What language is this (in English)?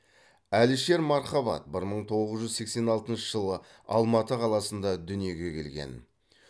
Kazakh